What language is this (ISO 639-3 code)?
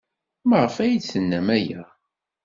kab